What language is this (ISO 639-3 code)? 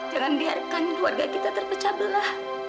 ind